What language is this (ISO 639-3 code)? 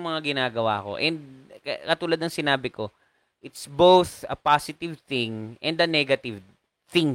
fil